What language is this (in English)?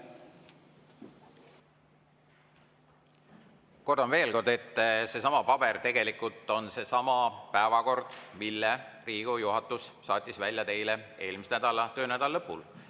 Estonian